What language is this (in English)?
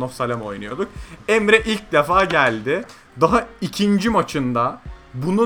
Turkish